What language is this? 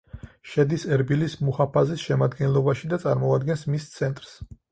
Georgian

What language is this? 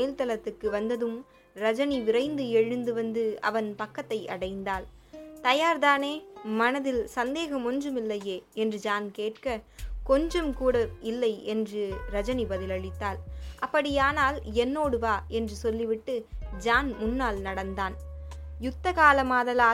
Tamil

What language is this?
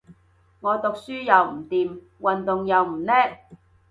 Cantonese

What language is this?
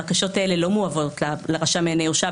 Hebrew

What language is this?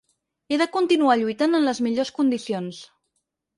Catalan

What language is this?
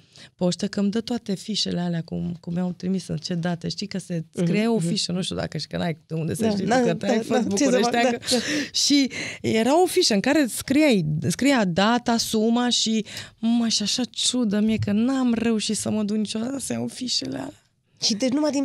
Romanian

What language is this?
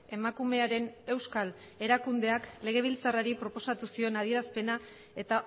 Basque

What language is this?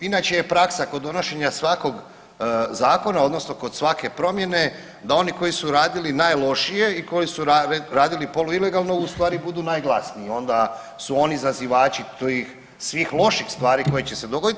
Croatian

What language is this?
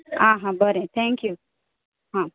Konkani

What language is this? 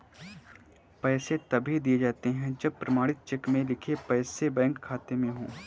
Hindi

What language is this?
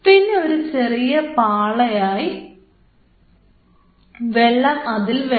Malayalam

